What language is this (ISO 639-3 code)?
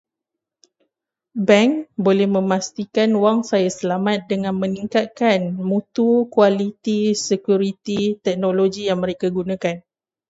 msa